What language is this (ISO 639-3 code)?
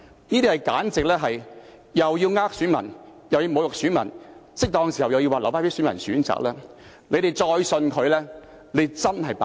yue